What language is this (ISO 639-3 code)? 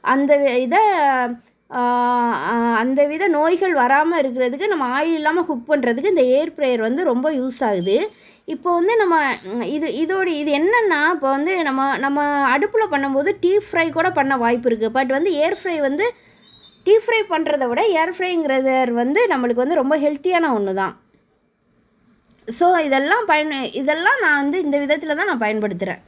tam